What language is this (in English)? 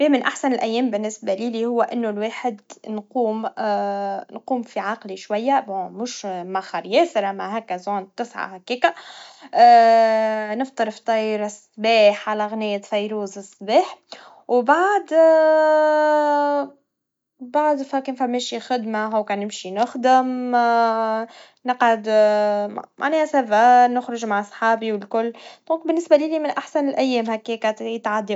Tunisian Arabic